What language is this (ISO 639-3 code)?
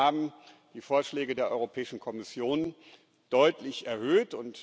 deu